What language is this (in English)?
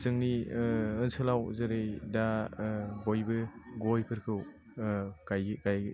Bodo